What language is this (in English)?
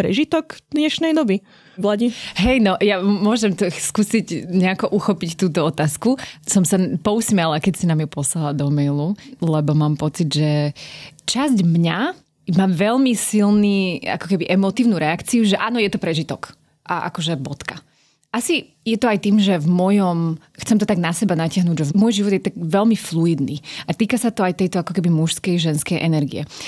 Slovak